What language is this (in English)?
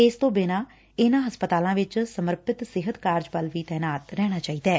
Punjabi